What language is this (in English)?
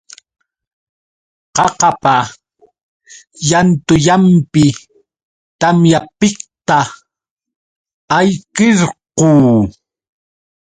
Yauyos Quechua